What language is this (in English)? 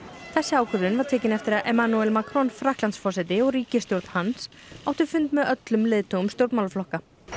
Icelandic